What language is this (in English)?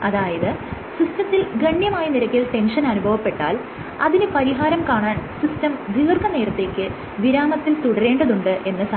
Malayalam